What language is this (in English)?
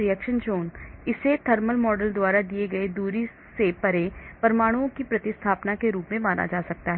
Hindi